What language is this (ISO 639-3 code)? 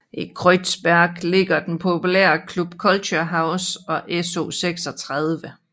dan